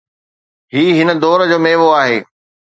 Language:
Sindhi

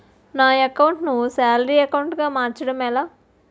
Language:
Telugu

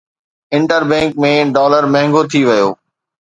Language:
Sindhi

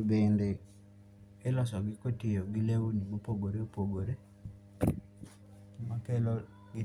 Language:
Luo (Kenya and Tanzania)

